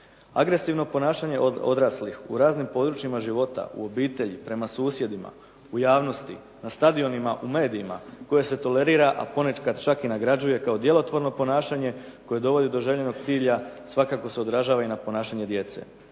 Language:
Croatian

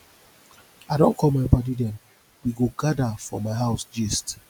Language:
Nigerian Pidgin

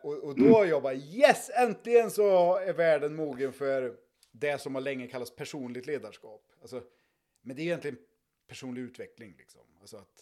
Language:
Swedish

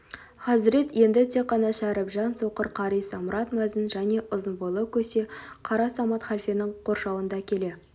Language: Kazakh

